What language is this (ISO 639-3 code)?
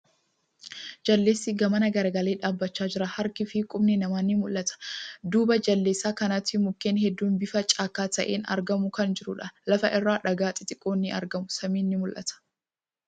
orm